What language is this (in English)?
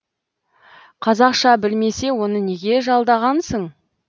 Kazakh